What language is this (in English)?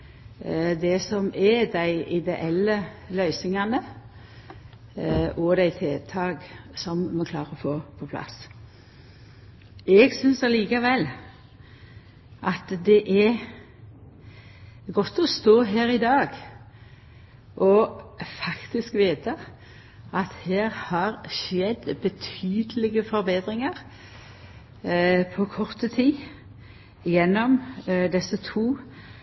Norwegian Nynorsk